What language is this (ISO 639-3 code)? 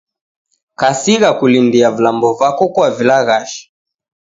dav